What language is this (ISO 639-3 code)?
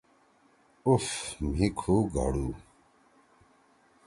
trw